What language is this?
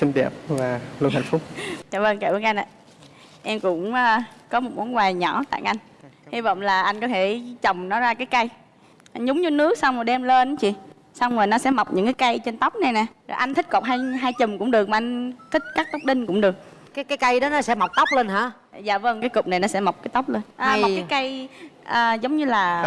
Vietnamese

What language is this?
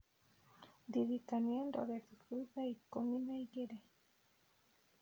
Kikuyu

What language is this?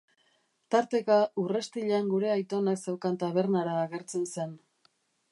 Basque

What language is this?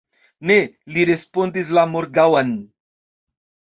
Esperanto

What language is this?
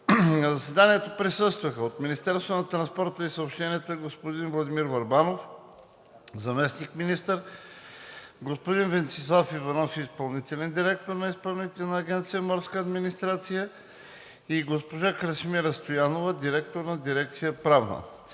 Bulgarian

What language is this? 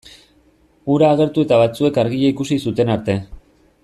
Basque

